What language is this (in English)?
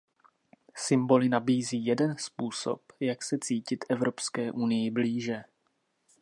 Czech